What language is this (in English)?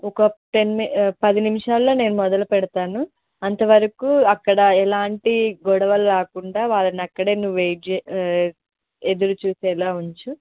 Telugu